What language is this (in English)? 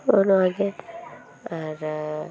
Santali